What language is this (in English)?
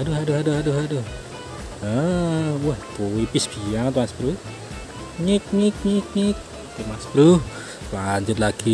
Indonesian